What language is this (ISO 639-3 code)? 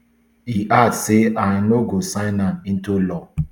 pcm